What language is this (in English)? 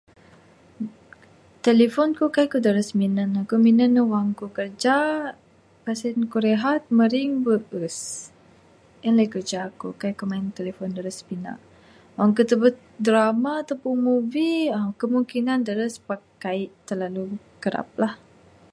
Bukar-Sadung Bidayuh